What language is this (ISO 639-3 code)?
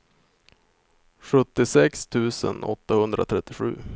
swe